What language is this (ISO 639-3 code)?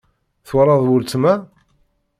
kab